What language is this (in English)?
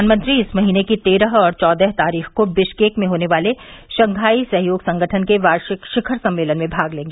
Hindi